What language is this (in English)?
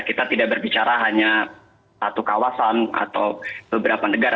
Indonesian